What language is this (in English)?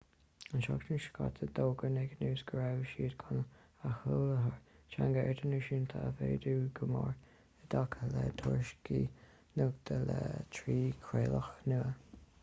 Irish